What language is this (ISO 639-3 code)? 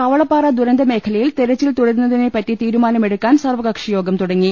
mal